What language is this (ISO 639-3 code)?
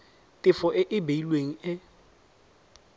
tsn